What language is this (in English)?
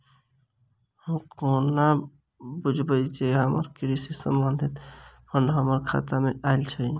Maithili